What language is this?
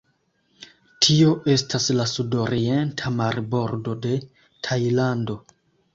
Esperanto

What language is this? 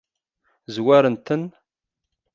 Kabyle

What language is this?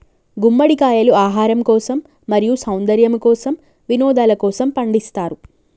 Telugu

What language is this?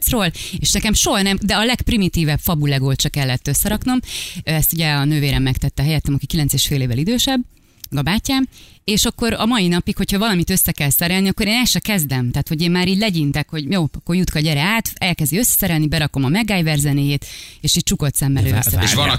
Hungarian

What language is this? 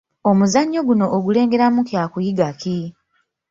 Ganda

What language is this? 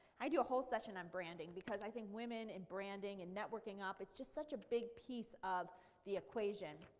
English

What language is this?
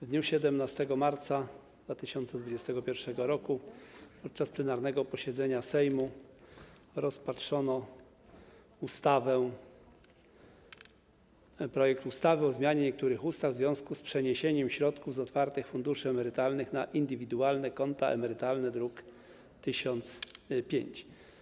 Polish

